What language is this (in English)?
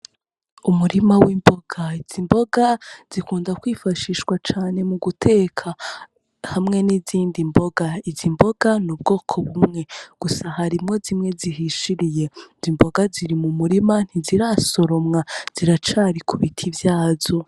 Rundi